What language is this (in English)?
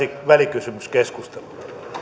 Finnish